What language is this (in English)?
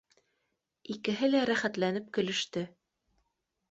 Bashkir